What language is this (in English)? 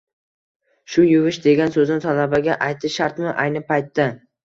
Uzbek